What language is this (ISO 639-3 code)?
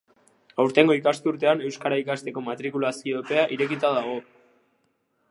eus